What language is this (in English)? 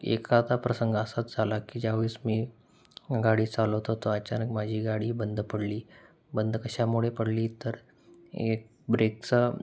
Marathi